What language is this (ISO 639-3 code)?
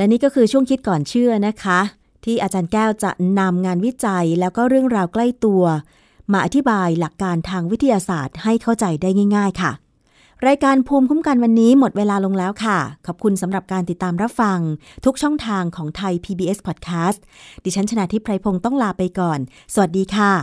tha